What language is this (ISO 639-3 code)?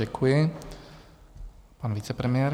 ces